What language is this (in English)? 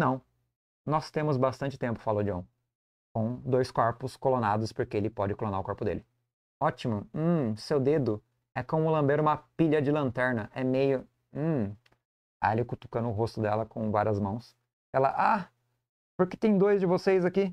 Portuguese